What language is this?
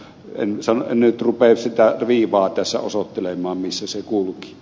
Finnish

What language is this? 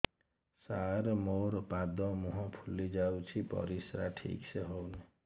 Odia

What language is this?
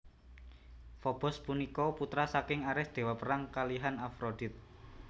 Javanese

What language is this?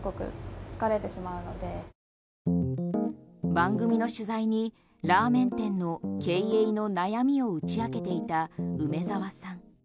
Japanese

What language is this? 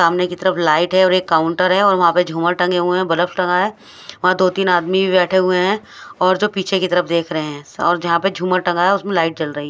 Hindi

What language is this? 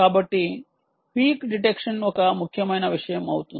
Telugu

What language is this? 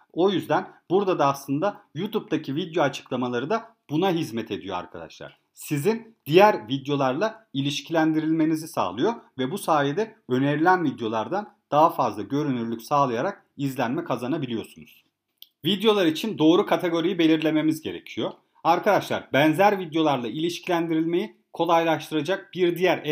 Turkish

